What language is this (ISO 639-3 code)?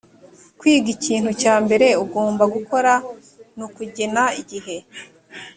kin